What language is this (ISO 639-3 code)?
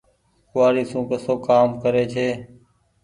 gig